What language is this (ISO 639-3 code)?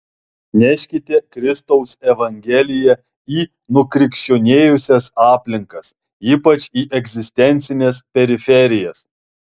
lit